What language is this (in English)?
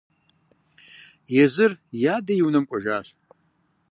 Kabardian